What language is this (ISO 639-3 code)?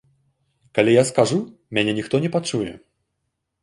bel